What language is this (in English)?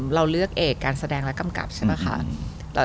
Thai